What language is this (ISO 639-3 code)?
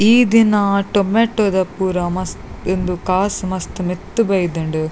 tcy